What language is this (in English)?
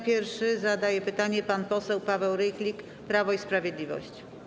Polish